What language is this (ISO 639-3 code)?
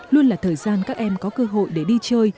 vie